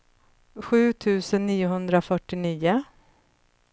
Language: Swedish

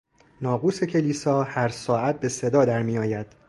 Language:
Persian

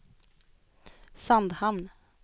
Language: Swedish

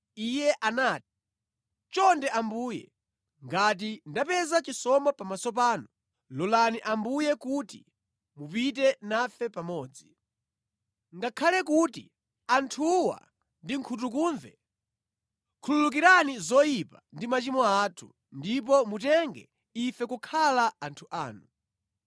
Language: Nyanja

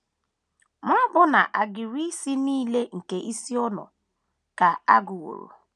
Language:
Igbo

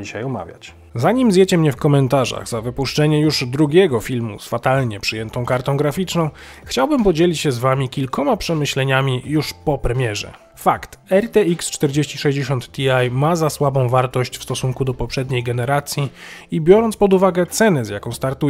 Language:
Polish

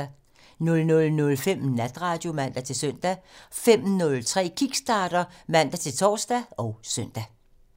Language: Danish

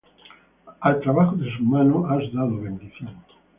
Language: Spanish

